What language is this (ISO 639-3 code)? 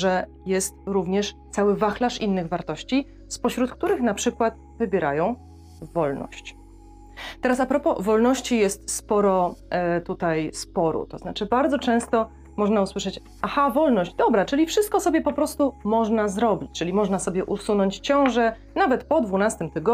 pol